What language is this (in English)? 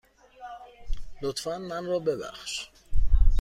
Persian